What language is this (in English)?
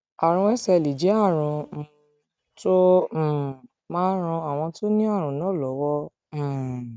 Yoruba